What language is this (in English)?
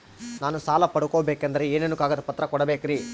Kannada